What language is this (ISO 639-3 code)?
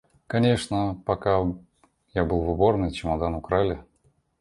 rus